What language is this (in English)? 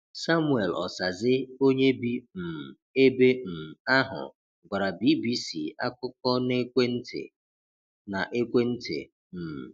Igbo